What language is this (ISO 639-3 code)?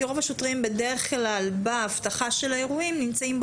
heb